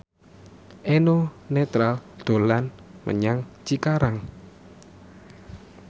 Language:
Javanese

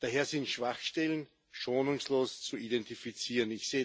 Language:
German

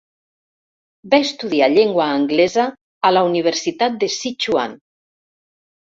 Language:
Catalan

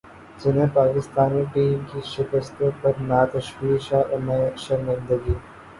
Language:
Urdu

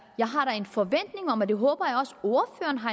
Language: Danish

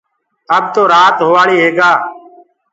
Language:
Gurgula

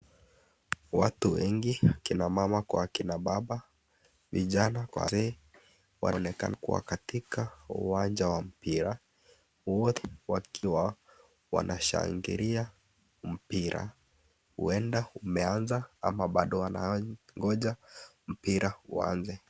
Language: Swahili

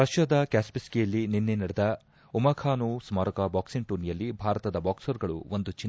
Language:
Kannada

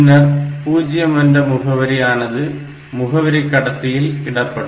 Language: Tamil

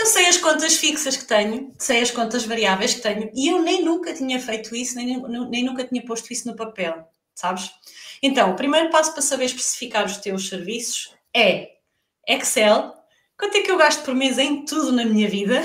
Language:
Portuguese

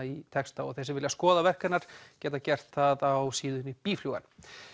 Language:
Icelandic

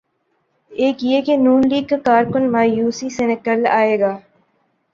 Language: Urdu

